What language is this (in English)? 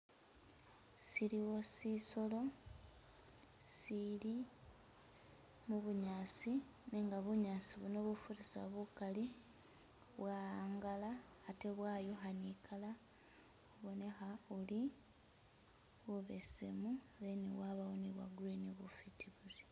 Masaaba